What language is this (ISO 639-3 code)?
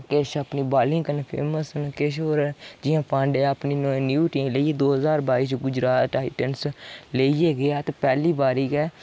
doi